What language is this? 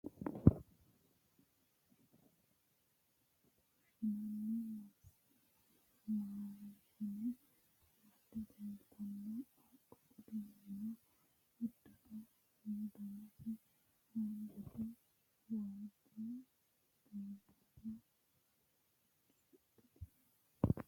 Sidamo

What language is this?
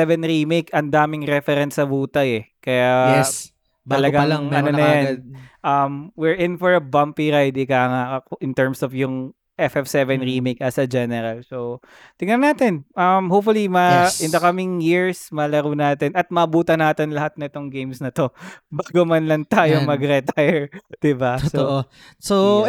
Filipino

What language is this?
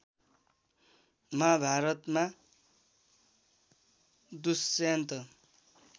Nepali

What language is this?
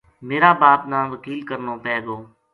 Gujari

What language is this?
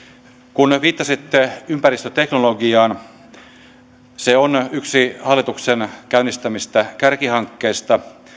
Finnish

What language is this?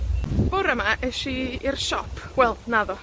Welsh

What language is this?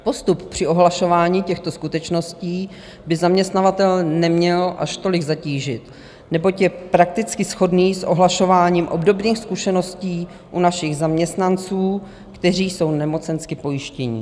Czech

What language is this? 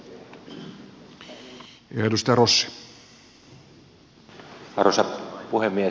Finnish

